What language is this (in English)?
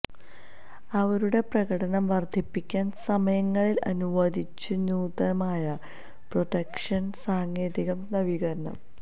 Malayalam